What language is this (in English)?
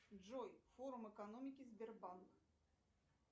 Russian